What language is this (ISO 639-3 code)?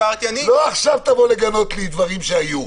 heb